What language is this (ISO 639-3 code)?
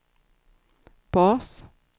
swe